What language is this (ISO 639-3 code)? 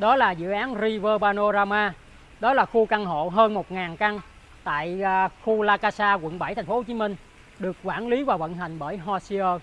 vie